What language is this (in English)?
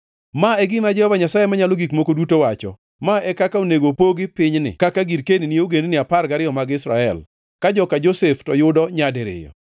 Luo (Kenya and Tanzania)